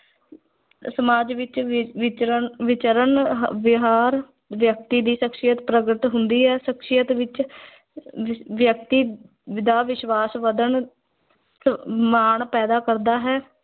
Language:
Punjabi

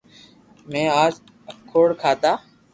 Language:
Loarki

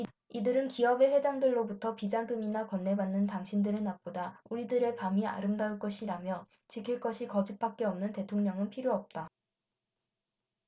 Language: Korean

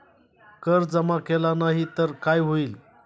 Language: Marathi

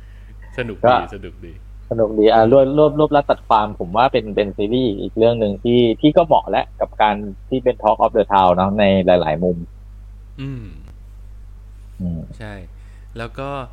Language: Thai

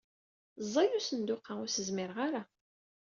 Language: Kabyle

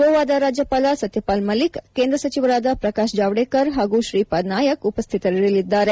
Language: Kannada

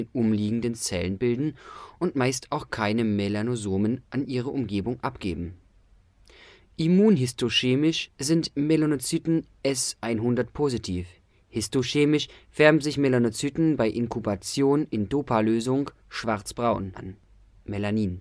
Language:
German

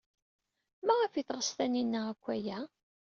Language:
Kabyle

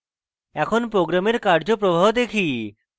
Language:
Bangla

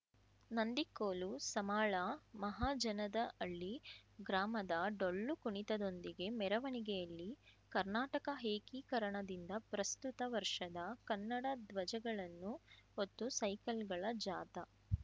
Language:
Kannada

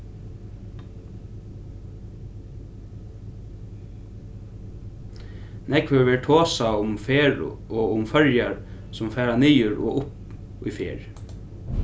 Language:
Faroese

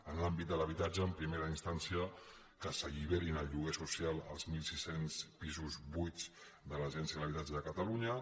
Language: Catalan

